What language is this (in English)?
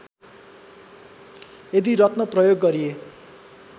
Nepali